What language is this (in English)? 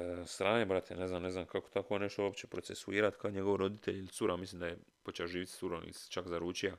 Croatian